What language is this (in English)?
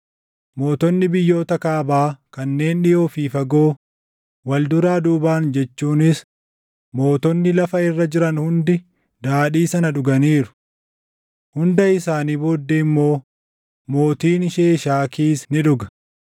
Oromo